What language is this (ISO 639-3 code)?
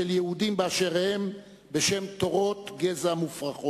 heb